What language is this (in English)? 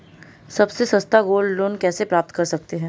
Hindi